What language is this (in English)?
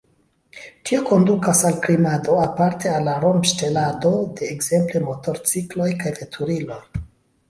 Esperanto